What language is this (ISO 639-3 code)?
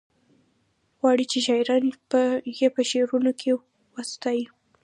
pus